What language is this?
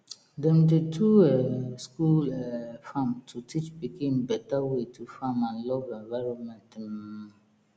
Nigerian Pidgin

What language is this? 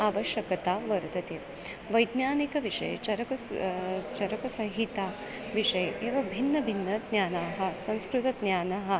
Sanskrit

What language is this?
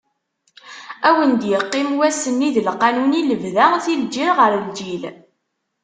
Kabyle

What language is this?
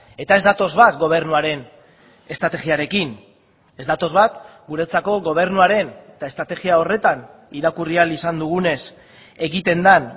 Basque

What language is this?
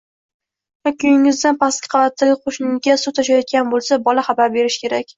Uzbek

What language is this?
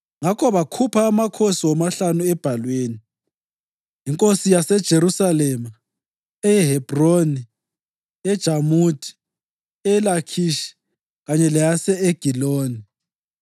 North Ndebele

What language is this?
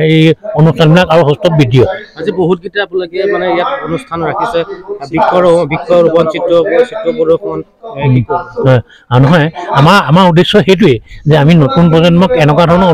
Arabic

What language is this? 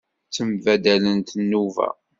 Kabyle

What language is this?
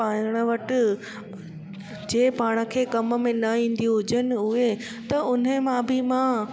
Sindhi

